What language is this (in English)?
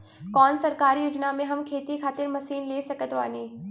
Bhojpuri